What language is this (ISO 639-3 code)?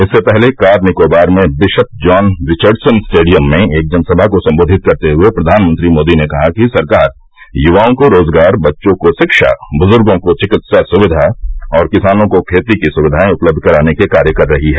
hin